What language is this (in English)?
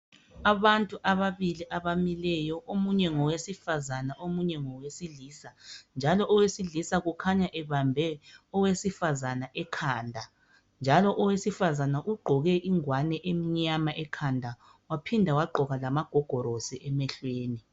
North Ndebele